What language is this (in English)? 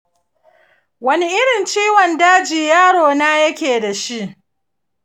Hausa